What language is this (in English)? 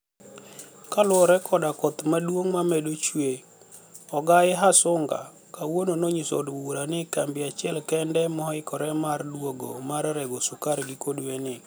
Luo (Kenya and Tanzania)